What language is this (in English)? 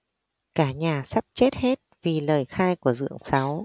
Vietnamese